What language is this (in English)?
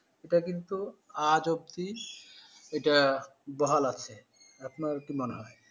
Bangla